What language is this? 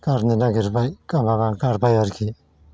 Bodo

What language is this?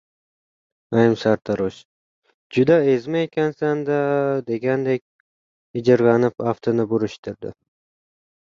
Uzbek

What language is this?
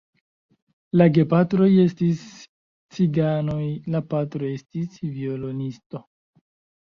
Esperanto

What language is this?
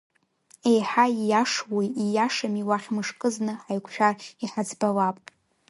Abkhazian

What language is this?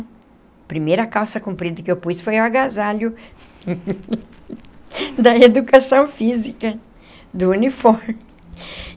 Portuguese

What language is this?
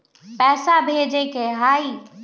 Magahi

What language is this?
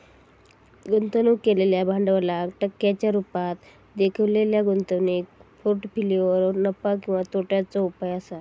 Marathi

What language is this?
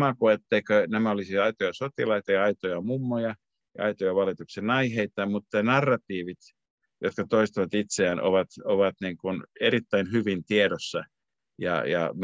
Finnish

